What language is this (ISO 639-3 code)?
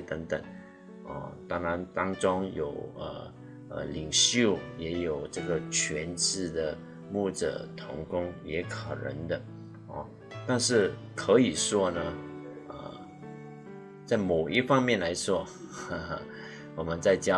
zho